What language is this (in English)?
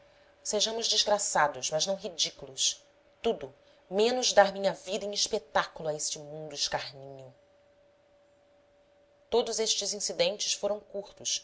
Portuguese